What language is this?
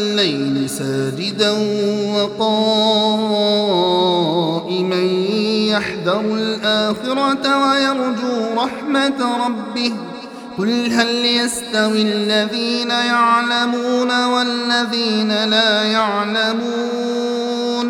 Arabic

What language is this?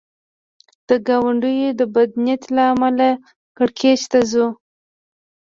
Pashto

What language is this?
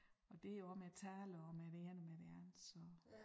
Danish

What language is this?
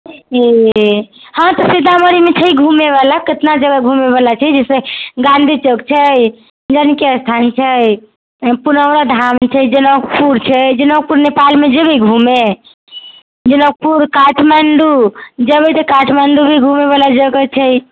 Maithili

